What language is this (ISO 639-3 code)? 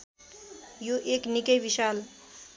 nep